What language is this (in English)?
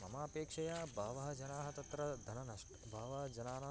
Sanskrit